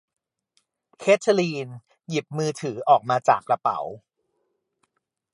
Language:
Thai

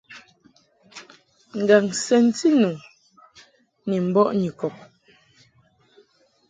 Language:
Mungaka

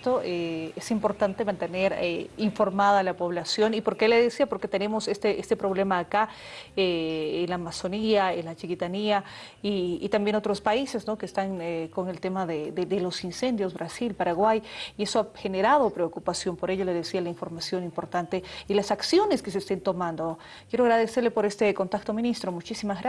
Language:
Spanish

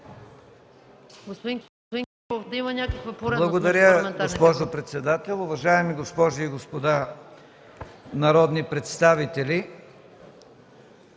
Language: Bulgarian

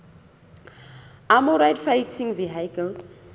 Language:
Southern Sotho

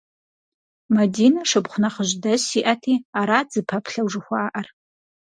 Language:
Kabardian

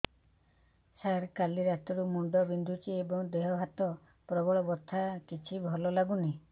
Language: Odia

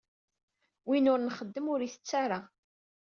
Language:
Kabyle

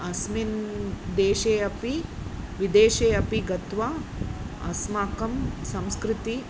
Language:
Sanskrit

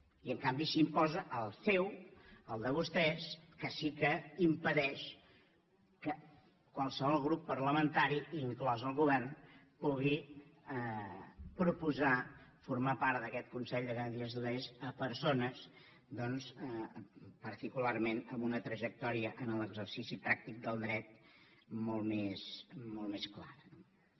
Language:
Catalan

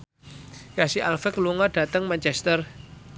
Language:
Javanese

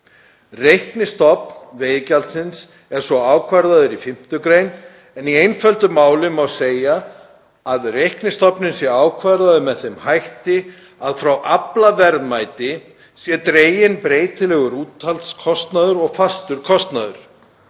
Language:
Icelandic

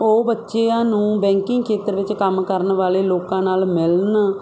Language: Punjabi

